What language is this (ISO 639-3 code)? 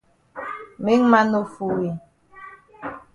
wes